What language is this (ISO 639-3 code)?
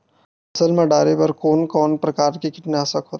hne